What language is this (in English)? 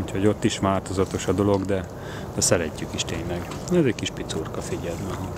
Hungarian